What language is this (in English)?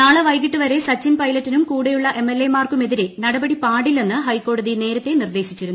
Malayalam